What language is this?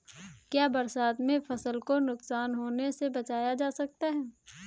Hindi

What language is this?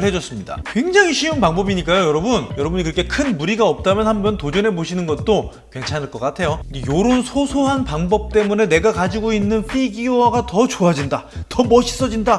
Korean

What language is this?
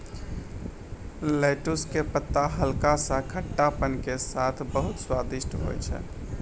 Maithili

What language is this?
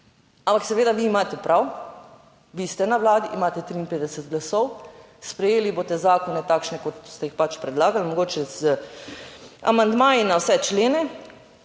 Slovenian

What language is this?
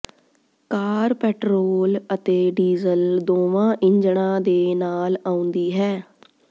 Punjabi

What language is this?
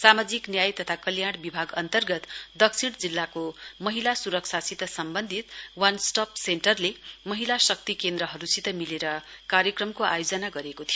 Nepali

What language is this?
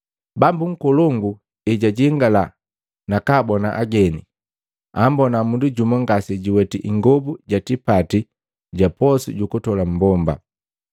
Matengo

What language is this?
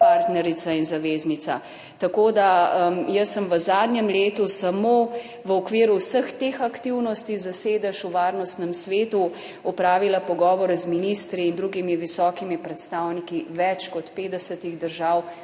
Slovenian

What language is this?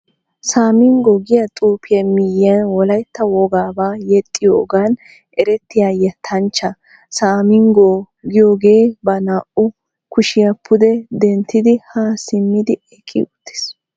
Wolaytta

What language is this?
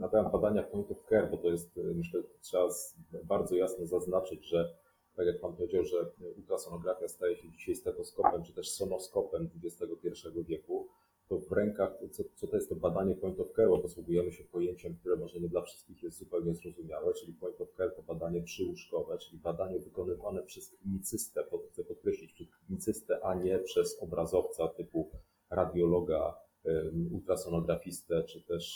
Polish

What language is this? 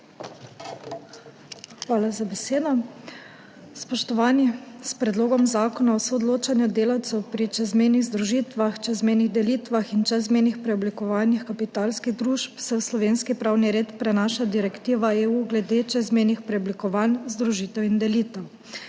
Slovenian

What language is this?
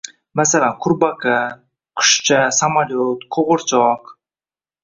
Uzbek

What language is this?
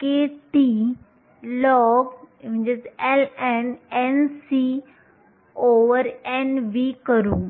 Marathi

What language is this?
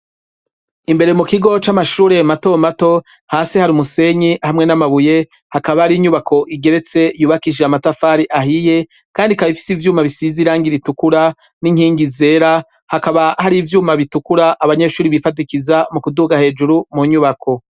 Rundi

